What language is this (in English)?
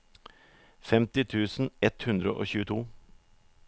Norwegian